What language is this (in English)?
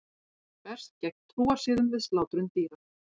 Icelandic